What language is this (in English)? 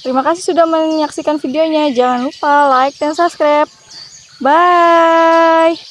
Indonesian